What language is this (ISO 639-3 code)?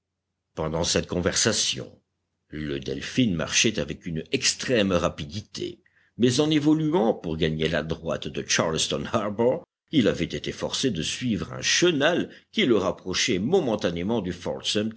fra